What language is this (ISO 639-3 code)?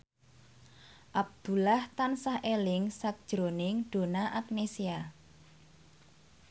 jav